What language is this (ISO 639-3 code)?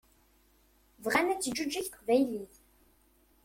kab